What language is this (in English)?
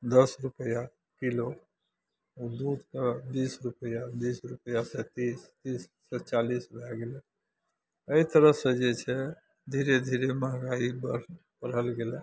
Maithili